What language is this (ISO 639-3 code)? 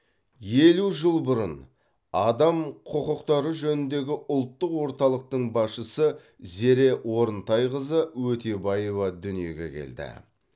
kaz